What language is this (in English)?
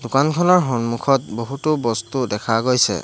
Assamese